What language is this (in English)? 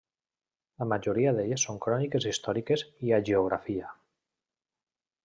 Catalan